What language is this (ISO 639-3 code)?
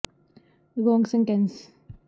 pan